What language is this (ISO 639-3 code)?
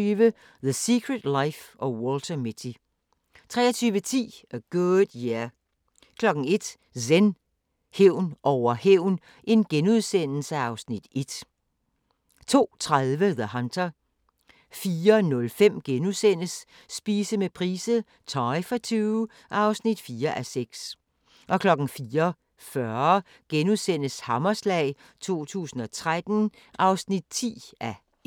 dan